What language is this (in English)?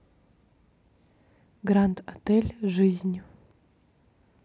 Russian